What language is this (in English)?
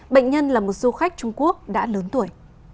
Vietnamese